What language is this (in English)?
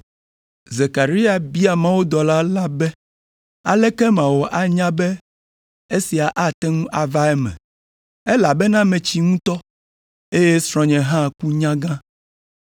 Ewe